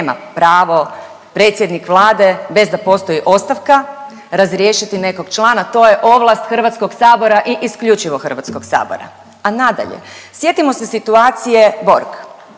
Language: Croatian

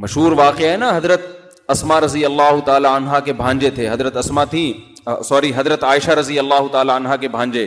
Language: Urdu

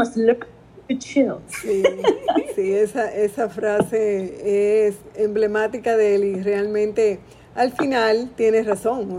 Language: Spanish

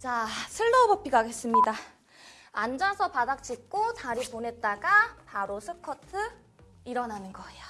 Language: Korean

